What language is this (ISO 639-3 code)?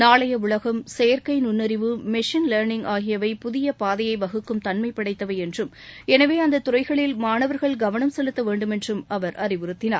tam